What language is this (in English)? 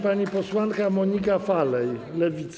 Polish